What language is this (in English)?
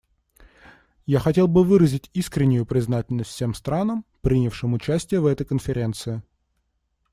Russian